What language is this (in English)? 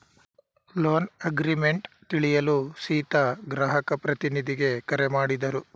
Kannada